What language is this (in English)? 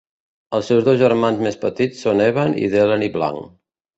Catalan